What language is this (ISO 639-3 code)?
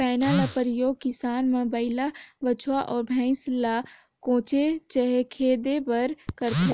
hne